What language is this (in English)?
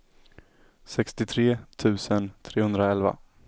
Swedish